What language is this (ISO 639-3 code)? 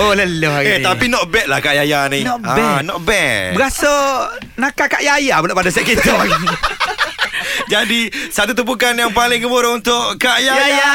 msa